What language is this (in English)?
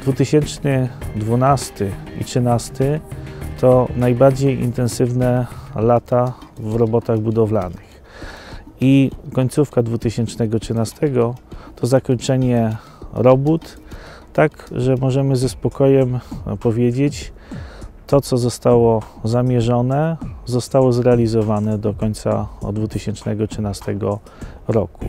Polish